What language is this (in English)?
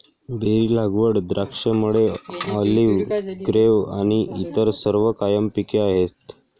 Marathi